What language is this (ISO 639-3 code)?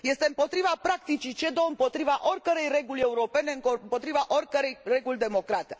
ron